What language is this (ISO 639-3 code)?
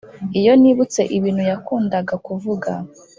kin